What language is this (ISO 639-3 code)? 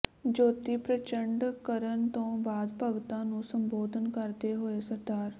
pan